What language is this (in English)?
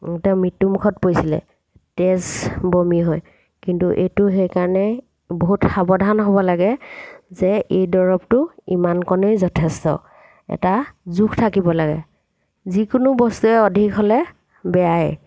Assamese